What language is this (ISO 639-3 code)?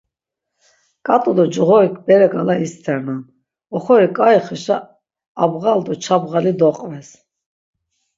lzz